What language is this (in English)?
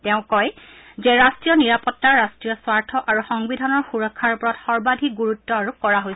Assamese